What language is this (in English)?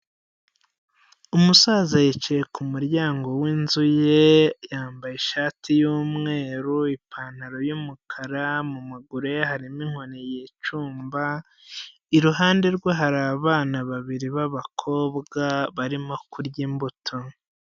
Kinyarwanda